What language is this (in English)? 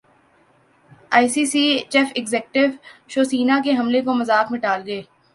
Urdu